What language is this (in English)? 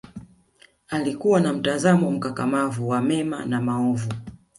Swahili